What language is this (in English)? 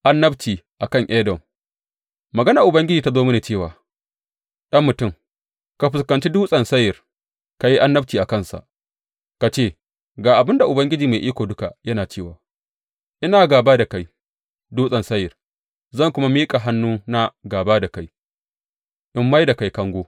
Hausa